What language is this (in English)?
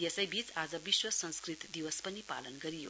Nepali